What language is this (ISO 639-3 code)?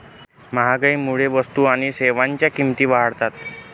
mar